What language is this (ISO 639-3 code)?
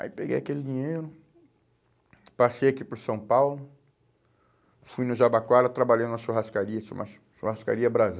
por